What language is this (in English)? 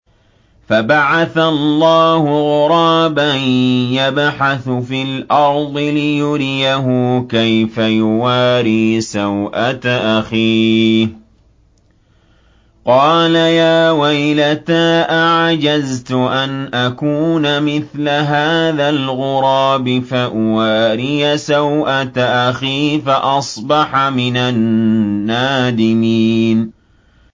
Arabic